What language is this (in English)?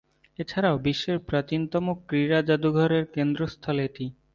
Bangla